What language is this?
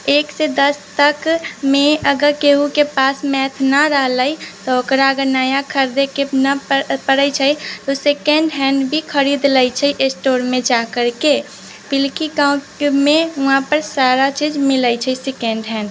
Maithili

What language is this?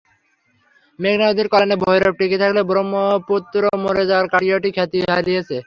Bangla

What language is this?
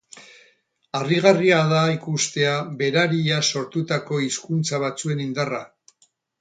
Basque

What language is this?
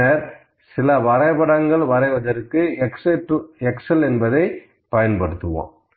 Tamil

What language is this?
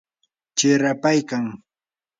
Yanahuanca Pasco Quechua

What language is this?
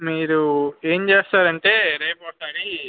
Telugu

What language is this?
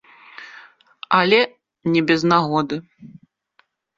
Belarusian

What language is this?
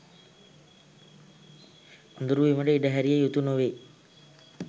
Sinhala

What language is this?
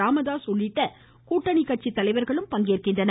Tamil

